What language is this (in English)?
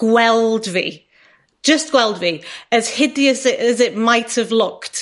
Welsh